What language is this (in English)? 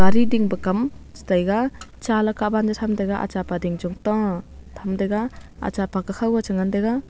Wancho Naga